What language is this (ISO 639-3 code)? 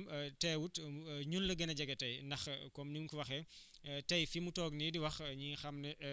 wol